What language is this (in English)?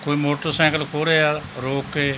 Punjabi